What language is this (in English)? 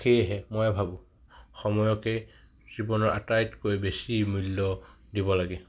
Assamese